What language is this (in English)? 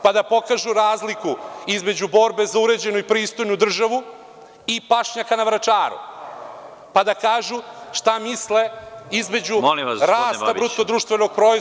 Serbian